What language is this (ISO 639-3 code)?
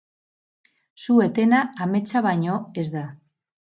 eus